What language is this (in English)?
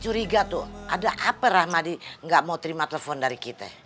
Indonesian